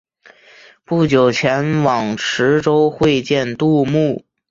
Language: Chinese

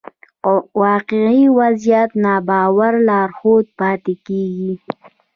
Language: Pashto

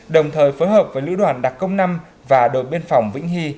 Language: Vietnamese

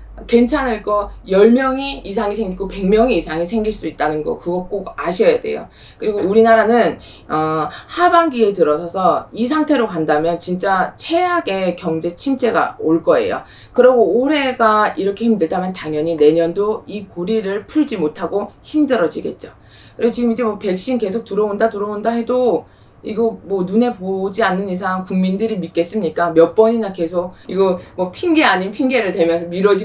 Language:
Korean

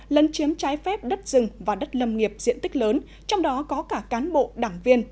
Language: Vietnamese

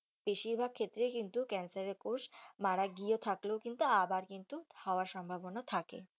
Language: Bangla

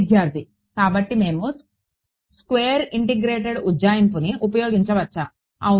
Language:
Telugu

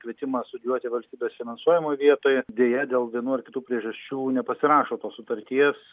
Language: Lithuanian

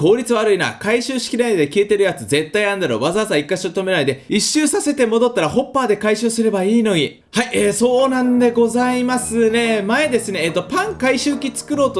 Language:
Japanese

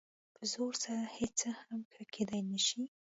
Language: Pashto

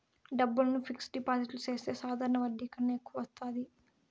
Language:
Telugu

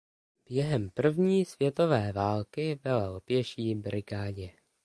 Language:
Czech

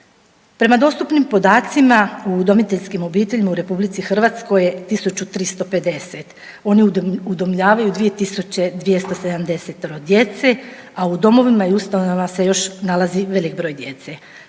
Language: Croatian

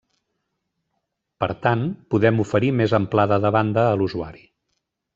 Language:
Catalan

